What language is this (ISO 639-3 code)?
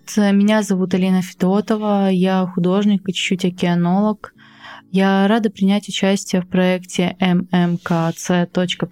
rus